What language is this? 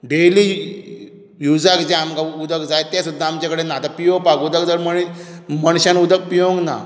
Konkani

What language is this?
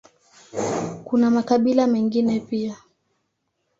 Swahili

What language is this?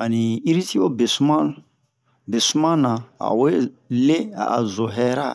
Bomu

